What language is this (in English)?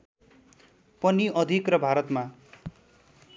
Nepali